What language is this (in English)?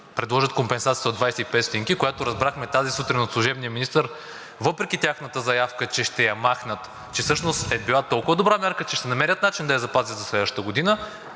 Bulgarian